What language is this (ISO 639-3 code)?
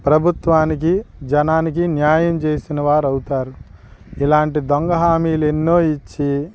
tel